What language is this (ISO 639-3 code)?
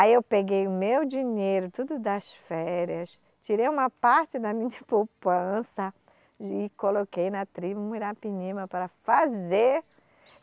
por